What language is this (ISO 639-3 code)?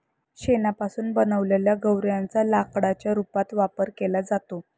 mar